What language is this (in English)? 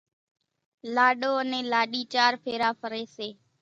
Kachi Koli